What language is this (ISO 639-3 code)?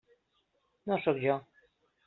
cat